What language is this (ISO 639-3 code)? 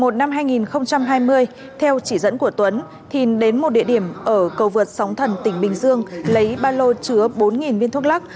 vie